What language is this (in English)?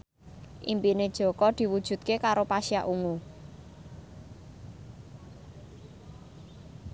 Javanese